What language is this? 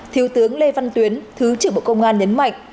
Vietnamese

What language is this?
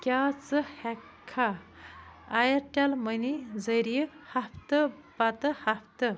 Kashmiri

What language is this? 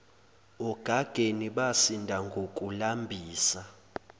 Zulu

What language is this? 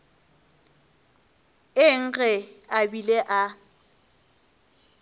Northern Sotho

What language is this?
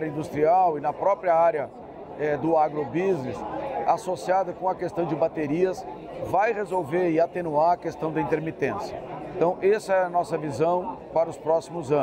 Portuguese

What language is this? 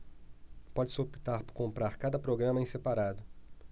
Portuguese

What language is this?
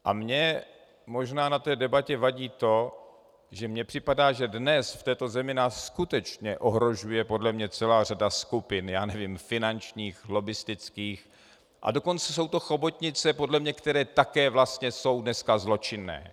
Czech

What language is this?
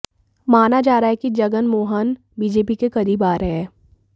Hindi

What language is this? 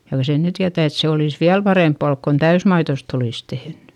Finnish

